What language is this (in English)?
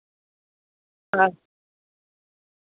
Dogri